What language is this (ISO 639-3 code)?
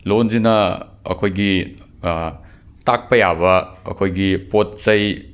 mni